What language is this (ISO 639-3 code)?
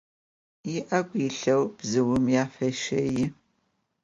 ady